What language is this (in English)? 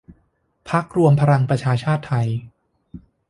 Thai